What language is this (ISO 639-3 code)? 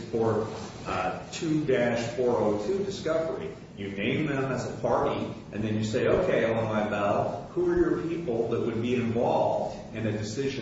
eng